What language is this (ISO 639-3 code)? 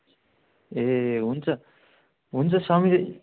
nep